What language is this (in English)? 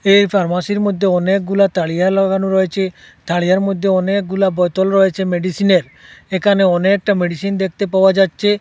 Bangla